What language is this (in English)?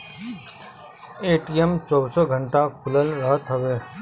Bhojpuri